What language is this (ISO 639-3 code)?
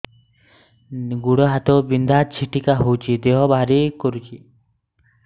ori